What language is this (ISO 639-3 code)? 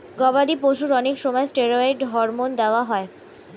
ben